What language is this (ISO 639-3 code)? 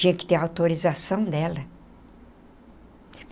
por